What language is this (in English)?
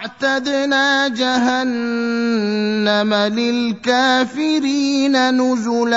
Arabic